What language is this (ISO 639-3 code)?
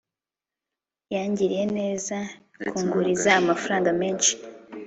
kin